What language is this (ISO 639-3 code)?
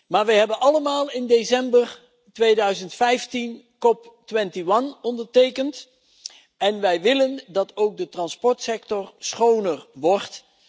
nld